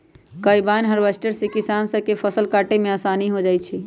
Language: Magahi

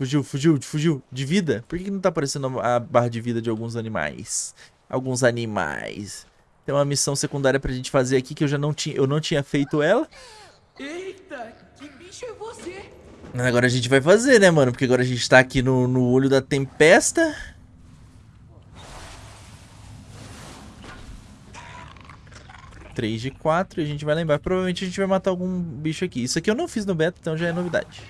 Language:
Portuguese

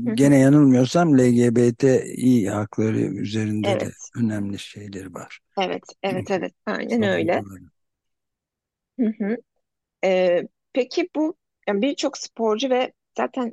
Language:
Turkish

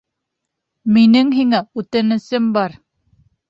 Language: Bashkir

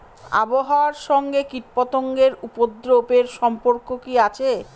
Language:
Bangla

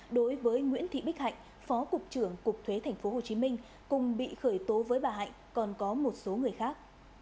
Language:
Vietnamese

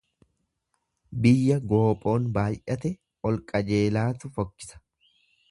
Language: Oromo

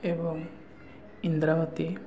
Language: Odia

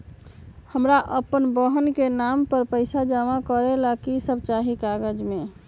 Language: Magahi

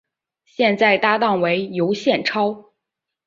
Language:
Chinese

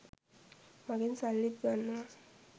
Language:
Sinhala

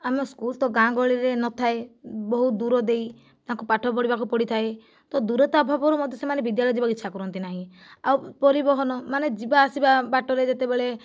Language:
Odia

